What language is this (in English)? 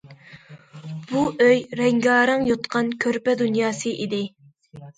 Uyghur